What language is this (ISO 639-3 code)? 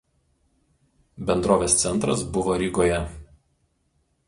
lit